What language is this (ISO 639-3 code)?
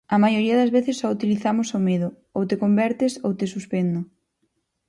glg